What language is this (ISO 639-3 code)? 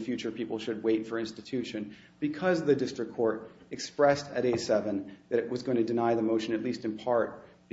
eng